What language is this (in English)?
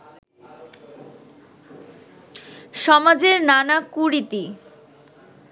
Bangla